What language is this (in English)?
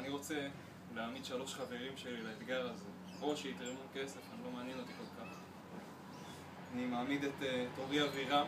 Hebrew